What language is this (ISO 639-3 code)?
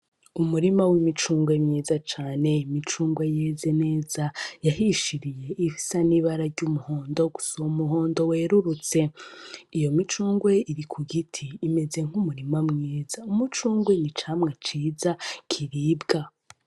run